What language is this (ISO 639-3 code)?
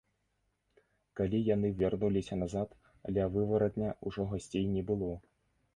bel